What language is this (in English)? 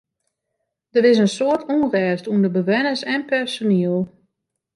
Western Frisian